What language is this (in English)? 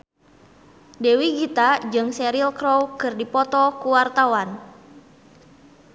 Sundanese